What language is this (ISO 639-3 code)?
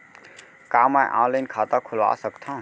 hne